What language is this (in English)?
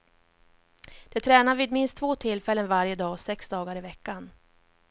Swedish